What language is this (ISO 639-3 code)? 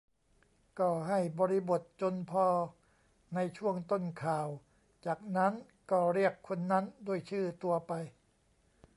tha